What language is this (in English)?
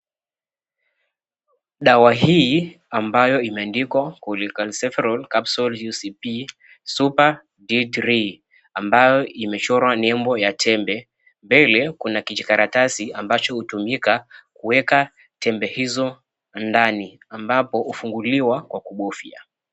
Swahili